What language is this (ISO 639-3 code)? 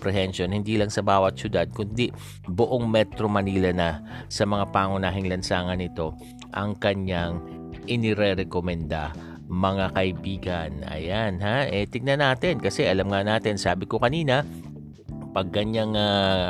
fil